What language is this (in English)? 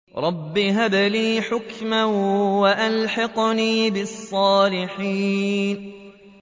Arabic